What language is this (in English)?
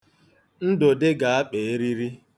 Igbo